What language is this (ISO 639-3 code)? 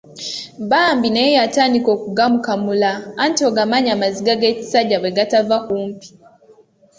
lug